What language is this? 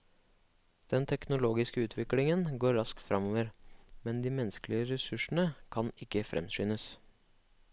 Norwegian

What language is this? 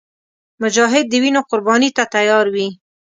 Pashto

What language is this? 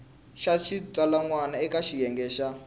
Tsonga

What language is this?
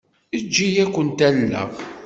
Kabyle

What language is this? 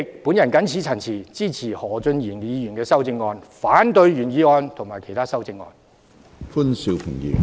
Cantonese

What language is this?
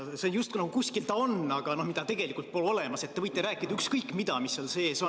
Estonian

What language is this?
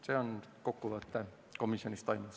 Estonian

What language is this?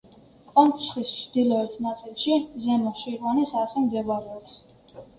Georgian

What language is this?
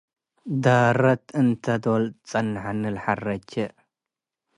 Tigre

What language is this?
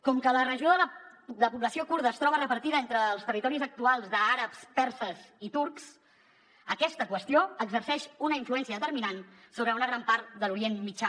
Catalan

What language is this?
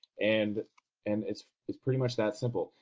English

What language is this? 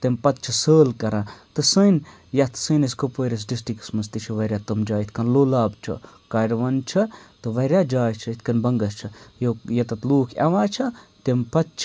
Kashmiri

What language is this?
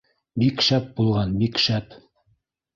Bashkir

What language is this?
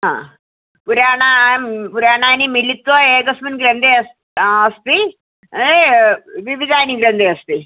Sanskrit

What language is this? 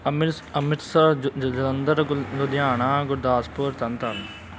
Punjabi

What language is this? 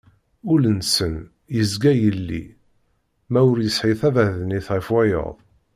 Kabyle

